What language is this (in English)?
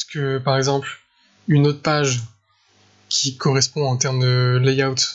French